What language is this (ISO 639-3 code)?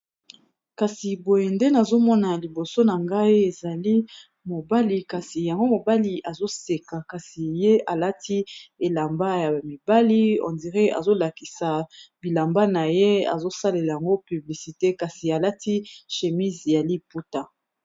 lin